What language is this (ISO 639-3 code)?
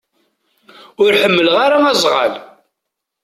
kab